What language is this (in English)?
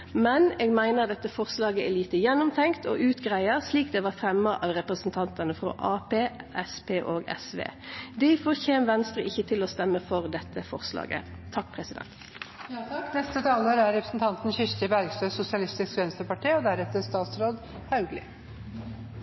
Norwegian